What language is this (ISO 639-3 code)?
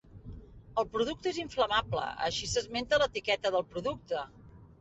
cat